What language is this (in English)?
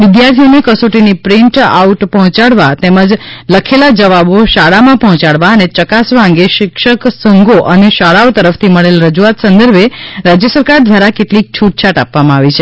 Gujarati